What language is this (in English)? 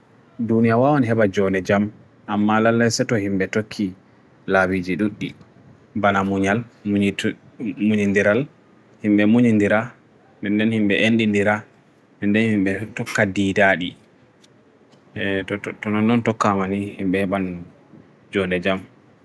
Bagirmi Fulfulde